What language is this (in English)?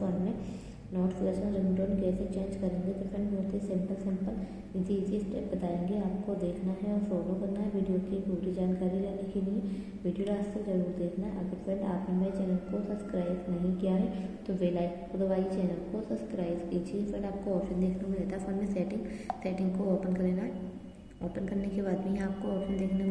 Hindi